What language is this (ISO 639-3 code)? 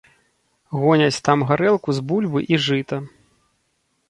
bel